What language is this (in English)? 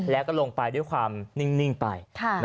Thai